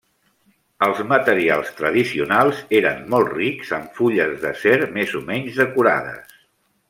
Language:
Catalan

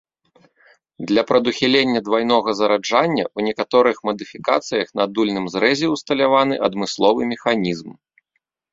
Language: Belarusian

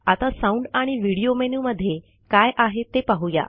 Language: Marathi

